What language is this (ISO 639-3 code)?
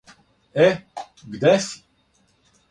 srp